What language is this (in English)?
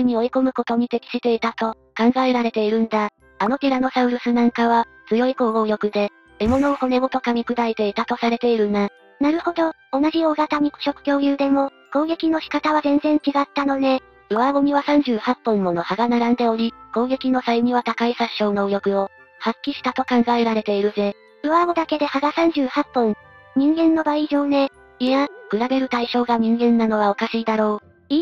Japanese